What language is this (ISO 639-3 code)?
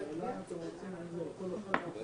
heb